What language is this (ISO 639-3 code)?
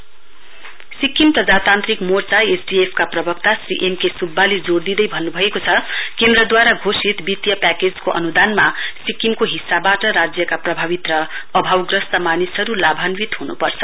nep